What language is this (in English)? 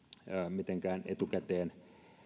Finnish